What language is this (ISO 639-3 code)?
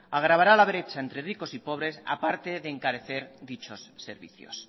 spa